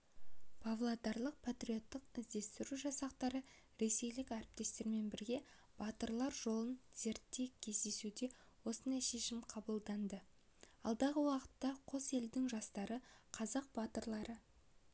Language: Kazakh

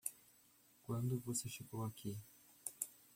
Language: Portuguese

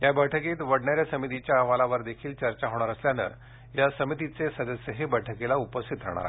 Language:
Marathi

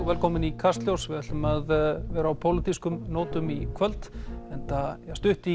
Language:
Icelandic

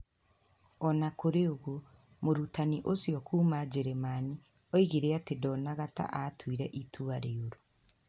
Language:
Kikuyu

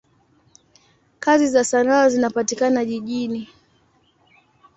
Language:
Swahili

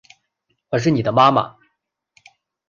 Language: Chinese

